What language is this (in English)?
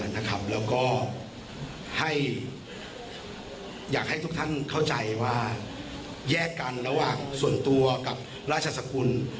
Thai